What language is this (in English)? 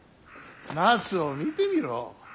Japanese